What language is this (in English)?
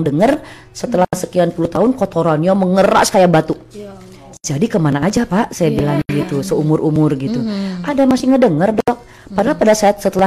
Indonesian